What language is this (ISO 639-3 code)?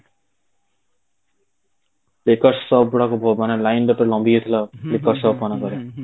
ori